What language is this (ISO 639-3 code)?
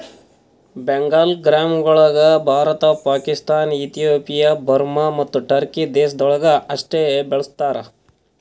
kan